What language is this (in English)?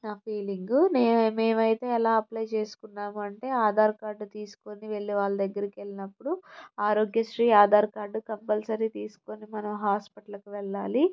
Telugu